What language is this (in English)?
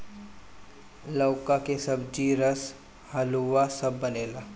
Bhojpuri